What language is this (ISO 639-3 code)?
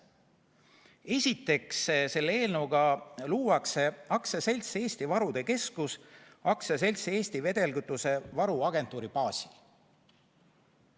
est